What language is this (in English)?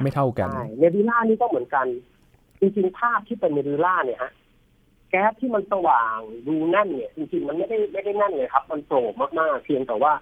Thai